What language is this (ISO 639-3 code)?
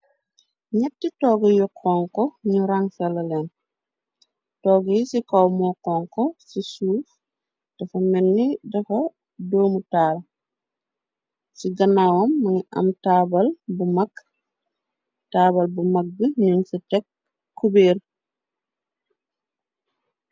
wol